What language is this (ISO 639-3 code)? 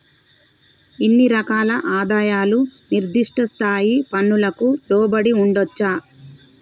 tel